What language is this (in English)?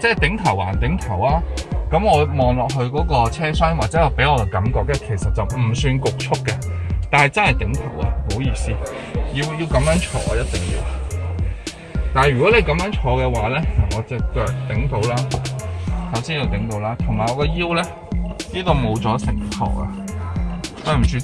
Chinese